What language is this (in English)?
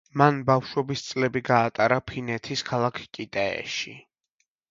Georgian